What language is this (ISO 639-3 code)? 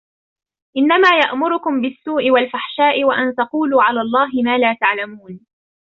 ara